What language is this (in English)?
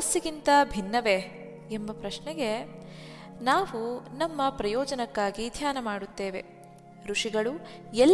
Kannada